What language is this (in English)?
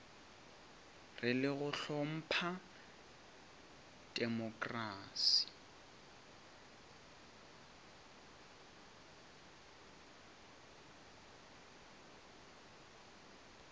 Northern Sotho